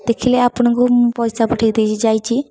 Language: Odia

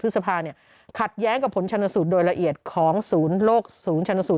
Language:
Thai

